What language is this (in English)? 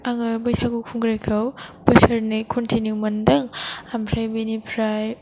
Bodo